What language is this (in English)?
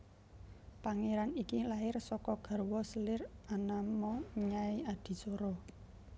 Javanese